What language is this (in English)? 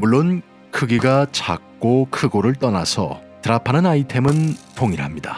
Korean